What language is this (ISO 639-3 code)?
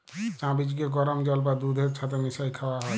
ben